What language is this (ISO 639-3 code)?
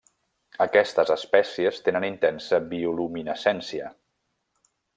cat